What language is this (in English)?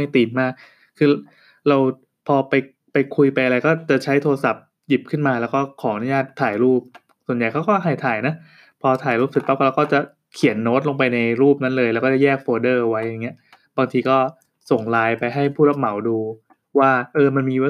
Thai